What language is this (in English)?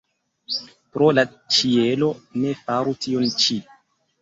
Esperanto